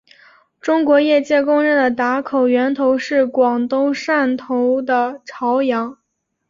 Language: Chinese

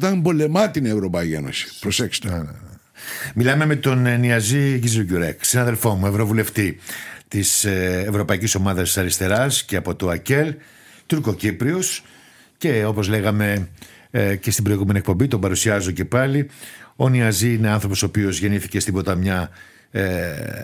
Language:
Greek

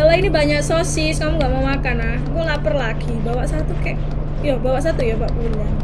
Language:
Indonesian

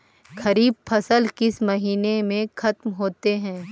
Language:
Magahi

